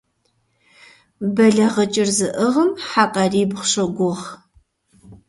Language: Kabardian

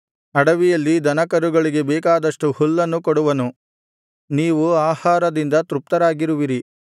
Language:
Kannada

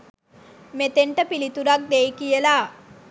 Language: Sinhala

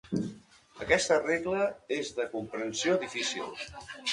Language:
Catalan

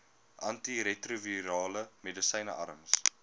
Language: Afrikaans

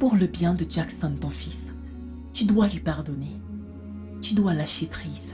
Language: French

